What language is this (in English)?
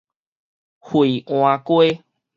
Min Nan Chinese